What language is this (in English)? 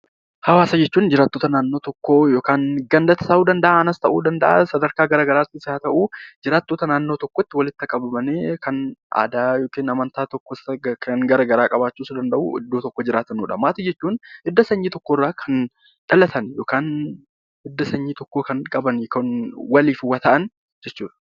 Oromo